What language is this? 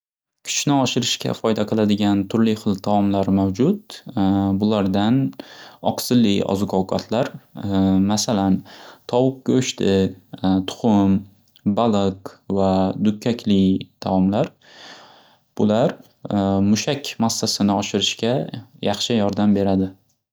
Uzbek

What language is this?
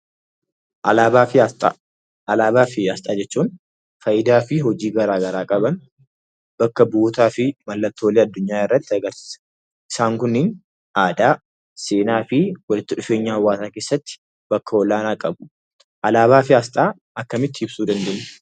Oromo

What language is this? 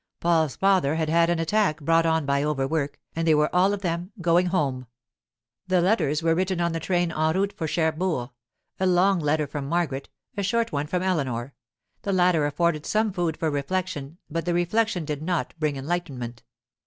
English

